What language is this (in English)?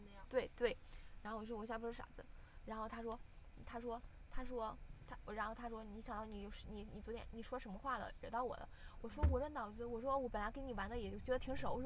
Chinese